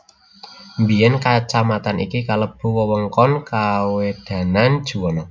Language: Javanese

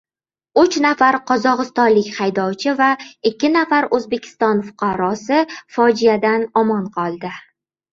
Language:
Uzbek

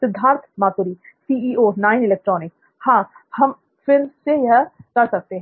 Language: Hindi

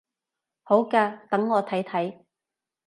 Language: Cantonese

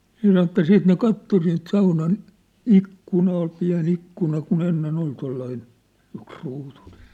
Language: Finnish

